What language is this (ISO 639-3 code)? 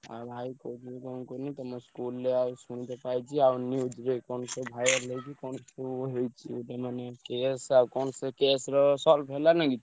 ori